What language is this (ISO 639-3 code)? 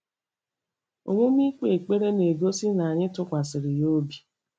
ibo